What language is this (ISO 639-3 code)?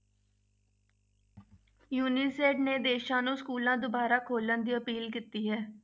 pan